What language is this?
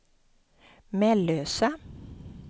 Swedish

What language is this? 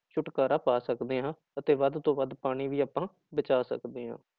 Punjabi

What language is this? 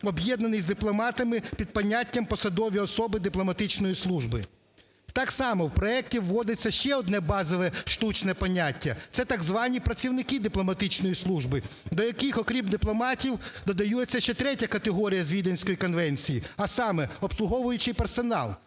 Ukrainian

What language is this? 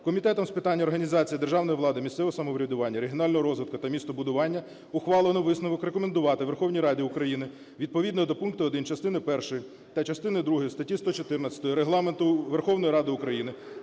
Ukrainian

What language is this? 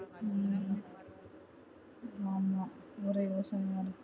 Tamil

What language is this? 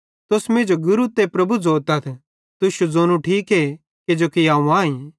Bhadrawahi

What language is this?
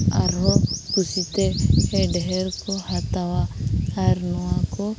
Santali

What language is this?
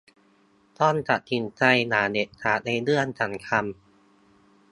Thai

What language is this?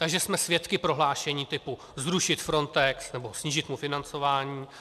Czech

